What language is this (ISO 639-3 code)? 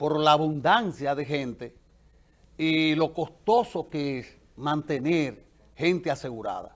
spa